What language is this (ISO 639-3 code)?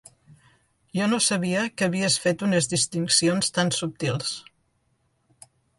cat